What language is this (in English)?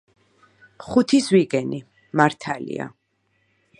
Georgian